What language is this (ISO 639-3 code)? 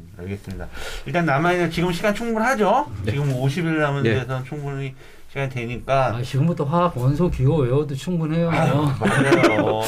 kor